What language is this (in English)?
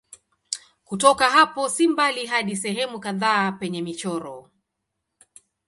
Swahili